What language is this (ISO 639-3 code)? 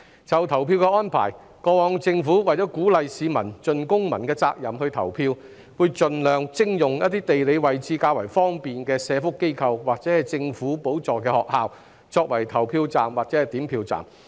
yue